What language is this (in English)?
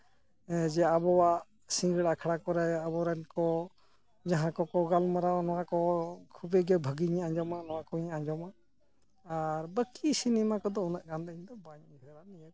Santali